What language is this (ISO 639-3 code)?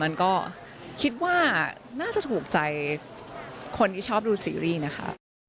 tha